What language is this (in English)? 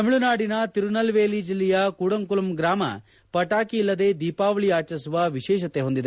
Kannada